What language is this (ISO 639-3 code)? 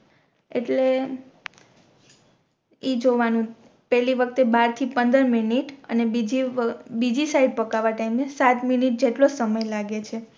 guj